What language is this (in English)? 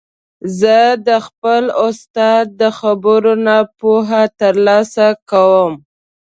Pashto